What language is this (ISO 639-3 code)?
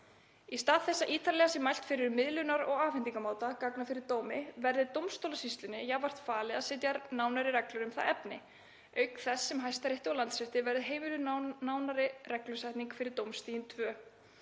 isl